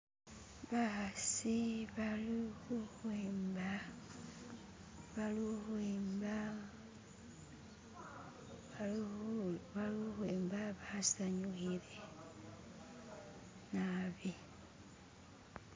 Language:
Masaaba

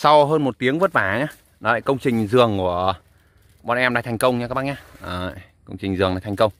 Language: Vietnamese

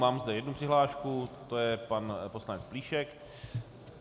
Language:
Czech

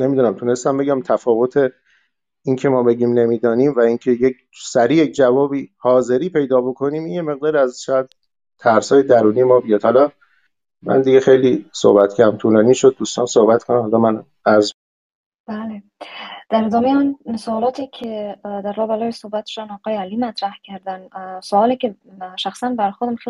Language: Persian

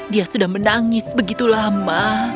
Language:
Indonesian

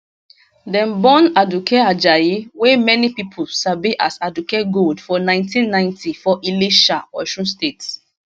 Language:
Nigerian Pidgin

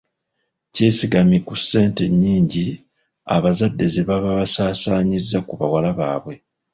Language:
Ganda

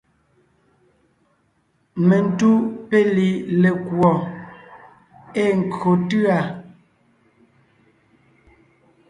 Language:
Ngiemboon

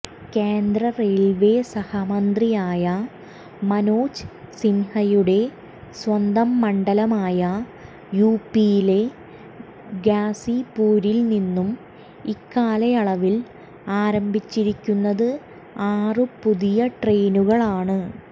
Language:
Malayalam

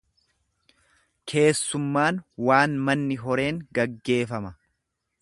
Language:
Oromo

